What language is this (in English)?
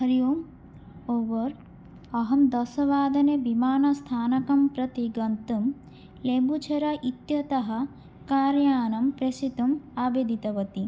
Sanskrit